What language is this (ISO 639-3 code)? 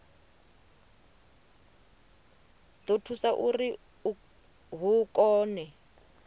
ven